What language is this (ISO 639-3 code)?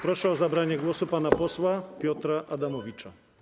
pol